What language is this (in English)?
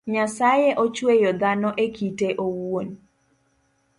Luo (Kenya and Tanzania)